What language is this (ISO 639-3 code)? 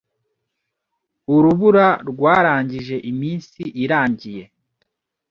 kin